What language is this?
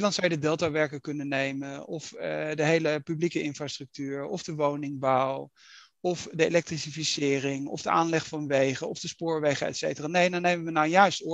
Dutch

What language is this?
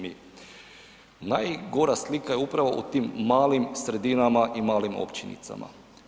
Croatian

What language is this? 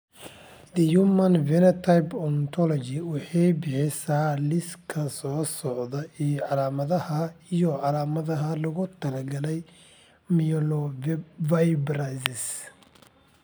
Somali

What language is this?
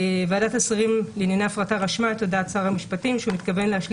Hebrew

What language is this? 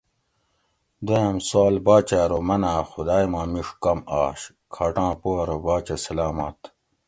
Gawri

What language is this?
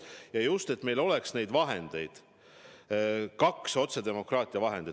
Estonian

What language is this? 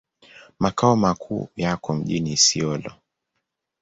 Swahili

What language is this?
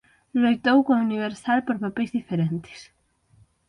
Galician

